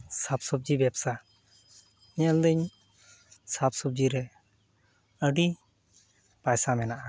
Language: Santali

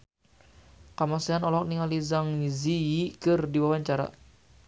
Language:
Sundanese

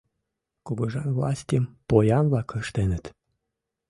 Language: Mari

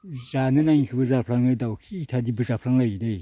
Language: Bodo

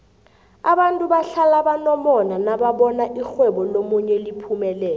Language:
South Ndebele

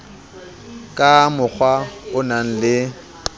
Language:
Southern Sotho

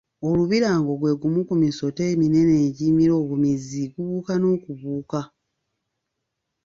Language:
Ganda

